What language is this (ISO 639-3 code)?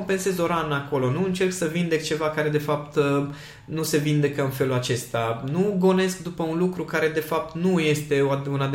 ron